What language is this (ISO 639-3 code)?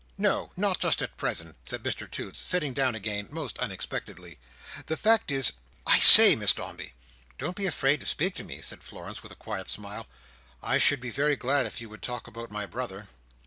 eng